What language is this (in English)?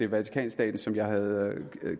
Danish